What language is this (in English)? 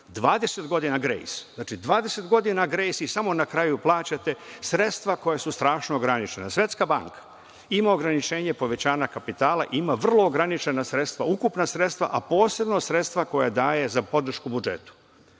Serbian